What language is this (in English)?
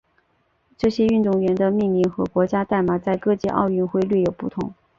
Chinese